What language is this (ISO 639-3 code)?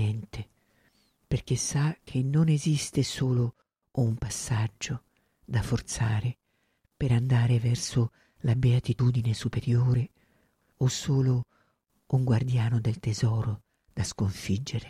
ita